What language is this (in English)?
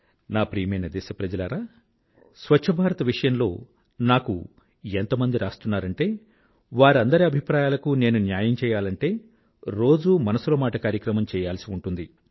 Telugu